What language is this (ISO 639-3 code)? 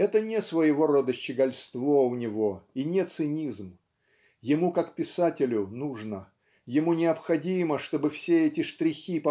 rus